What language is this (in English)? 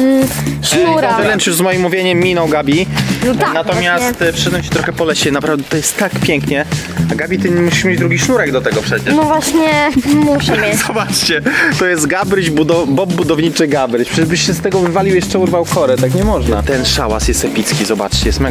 Polish